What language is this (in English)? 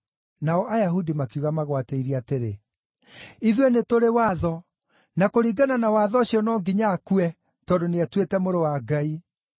Kikuyu